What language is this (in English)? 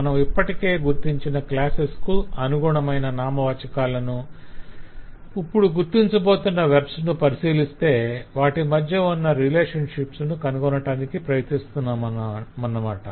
Telugu